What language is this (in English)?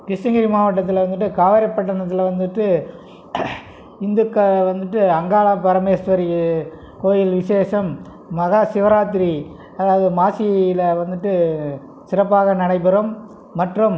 Tamil